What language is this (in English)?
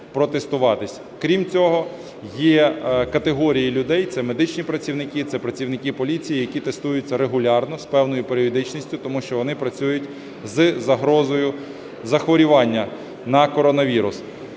Ukrainian